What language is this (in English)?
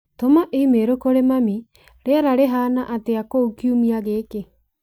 Kikuyu